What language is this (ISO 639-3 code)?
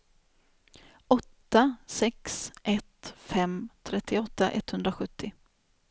swe